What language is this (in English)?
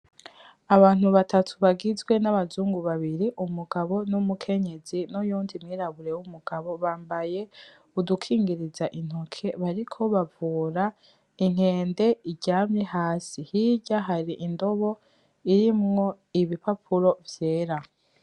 Rundi